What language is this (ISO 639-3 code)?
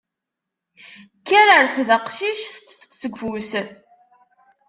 kab